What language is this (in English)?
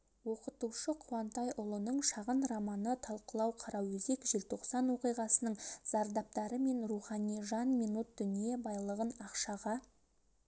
Kazakh